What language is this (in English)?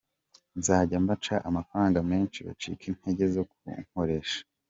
Kinyarwanda